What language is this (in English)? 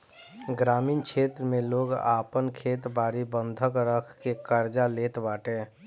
Bhojpuri